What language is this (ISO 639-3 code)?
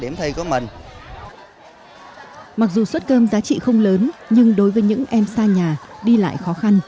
vie